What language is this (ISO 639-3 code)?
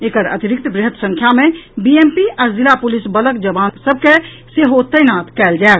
mai